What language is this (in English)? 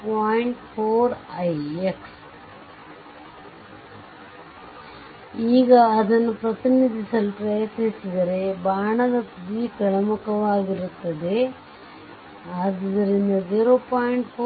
Kannada